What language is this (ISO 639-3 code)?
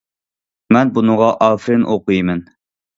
uig